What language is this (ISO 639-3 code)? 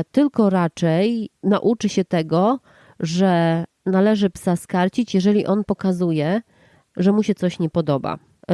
pol